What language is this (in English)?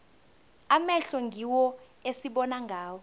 South Ndebele